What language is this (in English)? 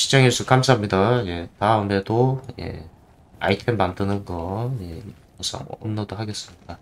Korean